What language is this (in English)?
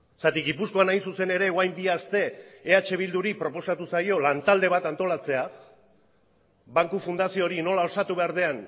Basque